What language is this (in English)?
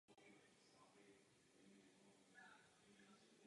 Czech